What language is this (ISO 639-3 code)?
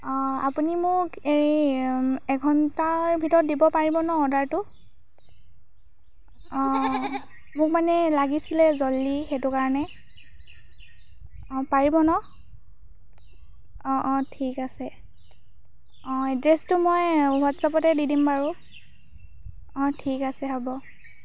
asm